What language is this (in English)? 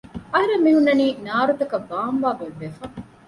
Divehi